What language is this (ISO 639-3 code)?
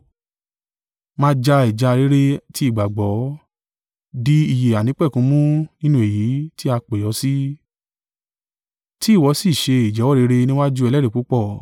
yor